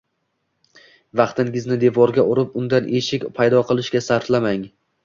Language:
Uzbek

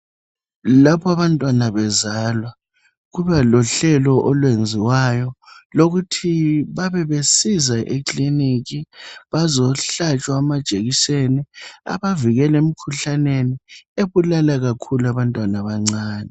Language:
North Ndebele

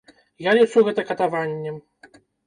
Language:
Belarusian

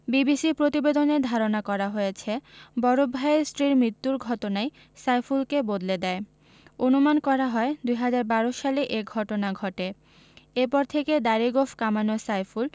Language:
Bangla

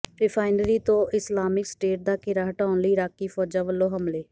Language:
Punjabi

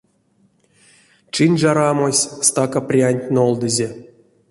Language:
Erzya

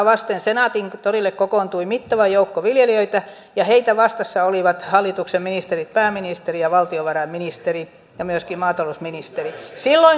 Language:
Finnish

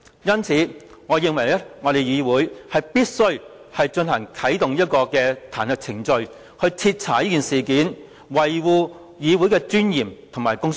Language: Cantonese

